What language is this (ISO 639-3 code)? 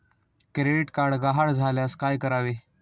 mar